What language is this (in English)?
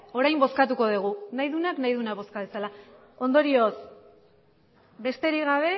Basque